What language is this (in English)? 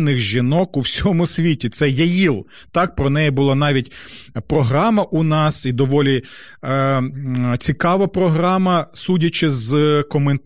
Ukrainian